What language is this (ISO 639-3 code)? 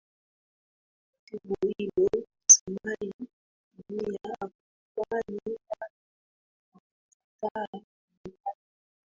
swa